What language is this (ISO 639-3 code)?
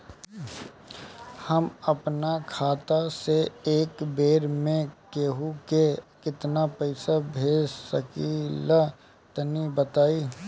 bho